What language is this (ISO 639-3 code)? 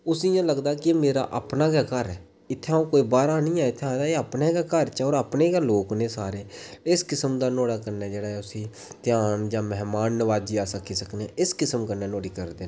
doi